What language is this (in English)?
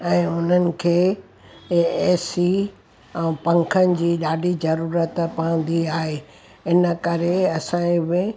Sindhi